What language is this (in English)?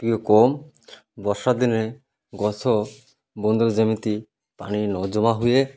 Odia